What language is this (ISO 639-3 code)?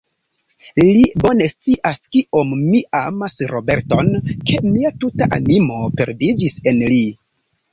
epo